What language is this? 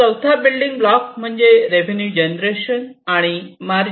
Marathi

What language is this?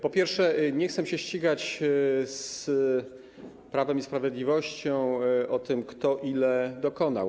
Polish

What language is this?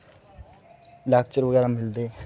Dogri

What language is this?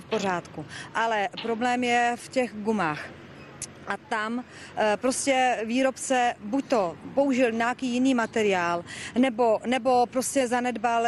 Czech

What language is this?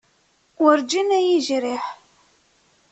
Kabyle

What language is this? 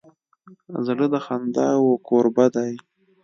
Pashto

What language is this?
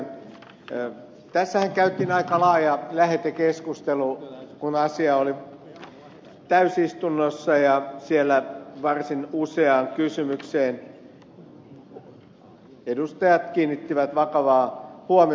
Finnish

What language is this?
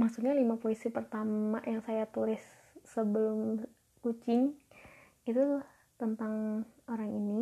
Indonesian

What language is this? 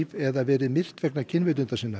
Icelandic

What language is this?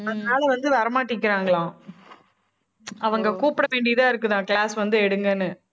Tamil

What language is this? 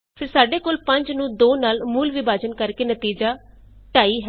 Punjabi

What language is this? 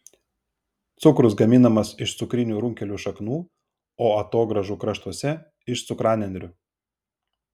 Lithuanian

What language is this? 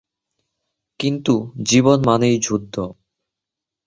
Bangla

